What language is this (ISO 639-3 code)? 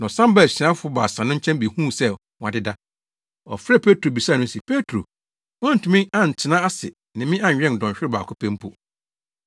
aka